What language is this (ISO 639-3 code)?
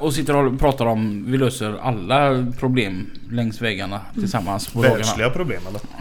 swe